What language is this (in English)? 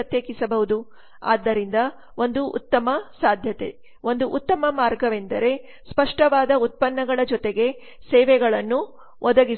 Kannada